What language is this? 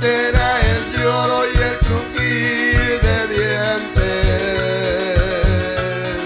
Spanish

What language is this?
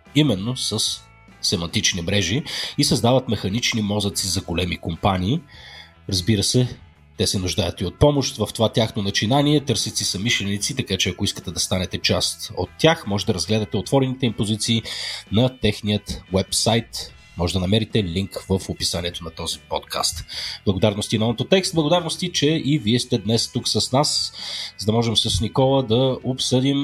Bulgarian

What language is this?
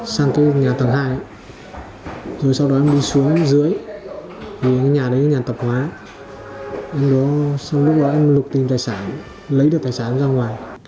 Vietnamese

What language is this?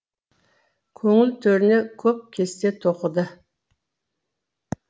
Kazakh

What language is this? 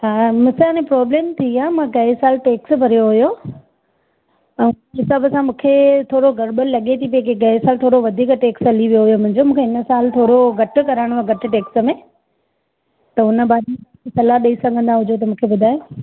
Sindhi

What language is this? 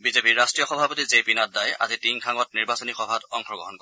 Assamese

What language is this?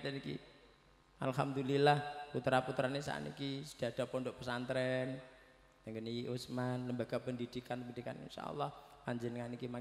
Indonesian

